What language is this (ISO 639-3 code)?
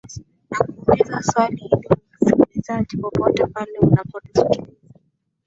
swa